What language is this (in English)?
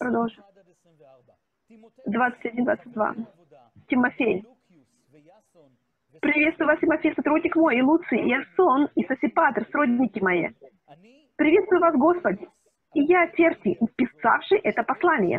Russian